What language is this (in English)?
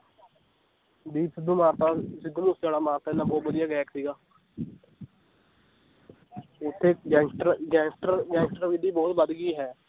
Punjabi